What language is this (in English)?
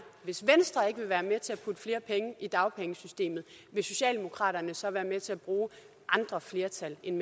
Danish